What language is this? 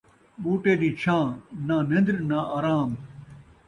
Saraiki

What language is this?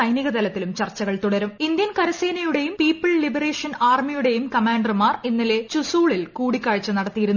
Malayalam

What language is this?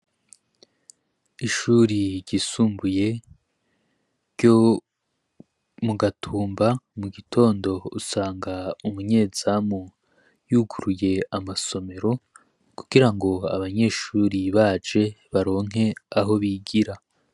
Rundi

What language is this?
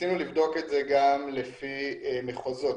Hebrew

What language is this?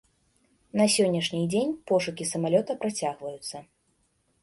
Belarusian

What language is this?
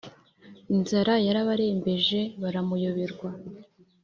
Kinyarwanda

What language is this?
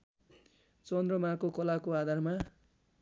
Nepali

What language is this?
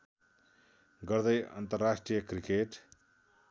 Nepali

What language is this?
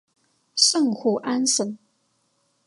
Chinese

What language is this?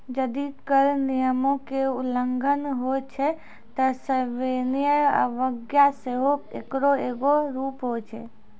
Maithili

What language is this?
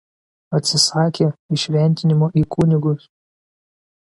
Lithuanian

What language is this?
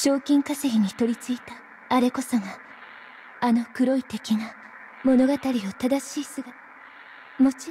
Japanese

